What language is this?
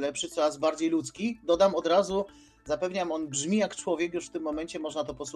Polish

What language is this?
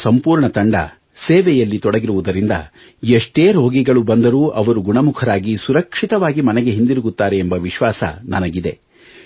Kannada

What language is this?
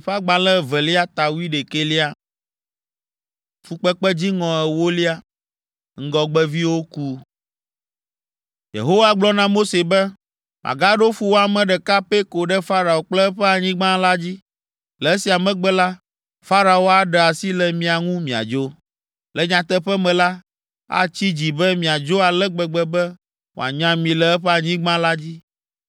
Ewe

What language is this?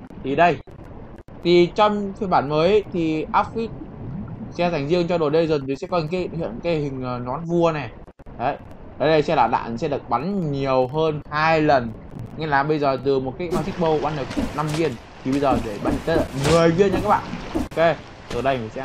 Vietnamese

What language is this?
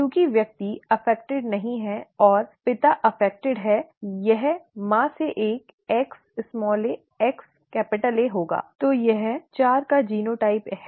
Hindi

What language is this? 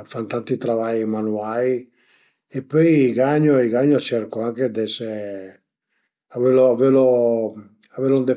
Piedmontese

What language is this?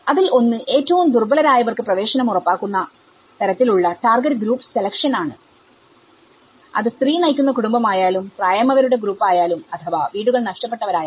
Malayalam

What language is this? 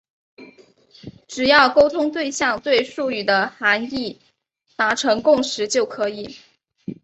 Chinese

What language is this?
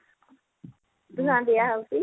Odia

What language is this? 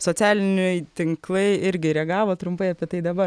Lithuanian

